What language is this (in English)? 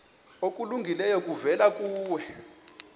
Xhosa